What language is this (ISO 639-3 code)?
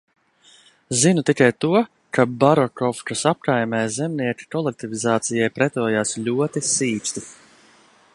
lav